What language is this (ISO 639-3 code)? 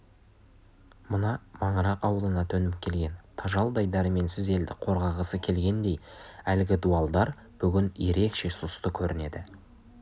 kaz